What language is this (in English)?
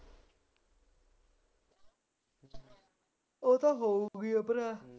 Punjabi